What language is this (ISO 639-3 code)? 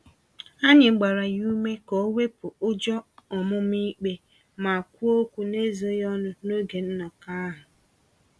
ibo